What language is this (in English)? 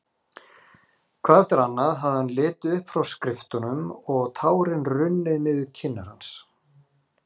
Icelandic